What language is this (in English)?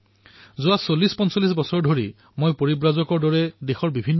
Assamese